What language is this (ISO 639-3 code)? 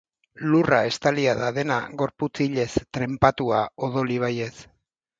eus